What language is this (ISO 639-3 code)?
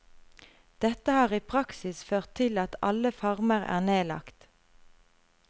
nor